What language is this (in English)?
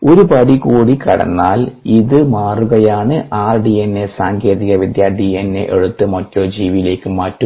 Malayalam